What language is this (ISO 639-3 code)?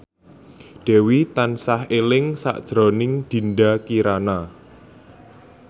jav